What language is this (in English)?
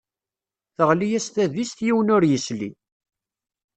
Kabyle